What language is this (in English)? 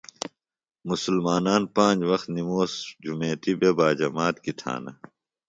Phalura